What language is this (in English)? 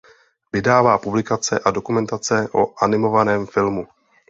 Czech